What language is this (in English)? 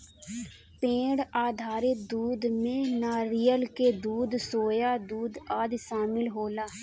Bhojpuri